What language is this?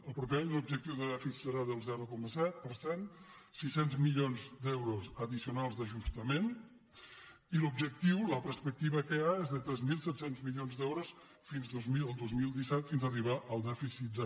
Catalan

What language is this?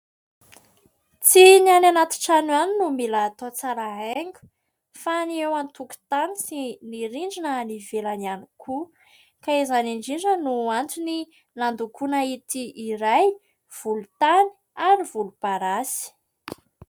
Malagasy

